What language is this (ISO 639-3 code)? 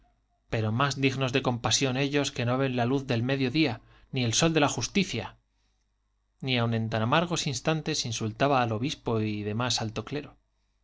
spa